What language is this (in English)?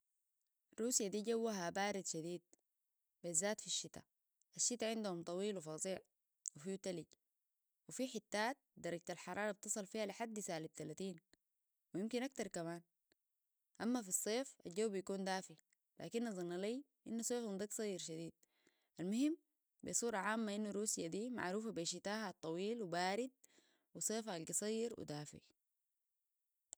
Sudanese Arabic